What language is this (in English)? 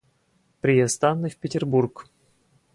Russian